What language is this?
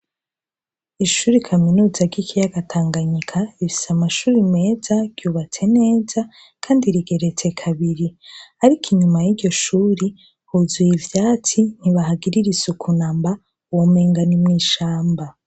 Rundi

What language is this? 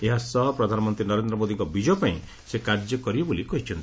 Odia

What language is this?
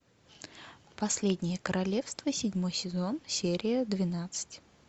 Russian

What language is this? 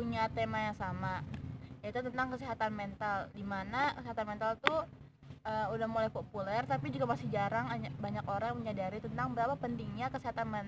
Indonesian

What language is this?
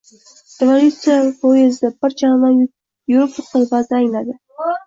Uzbek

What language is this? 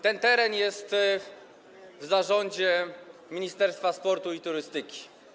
Polish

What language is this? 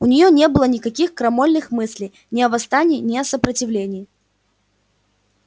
Russian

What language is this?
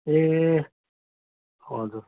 Nepali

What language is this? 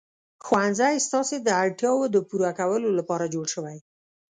Pashto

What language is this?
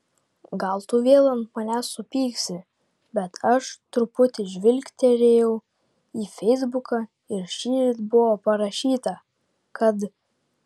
Lithuanian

